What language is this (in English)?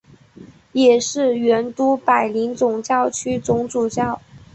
Chinese